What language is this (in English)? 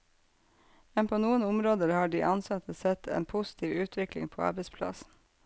Norwegian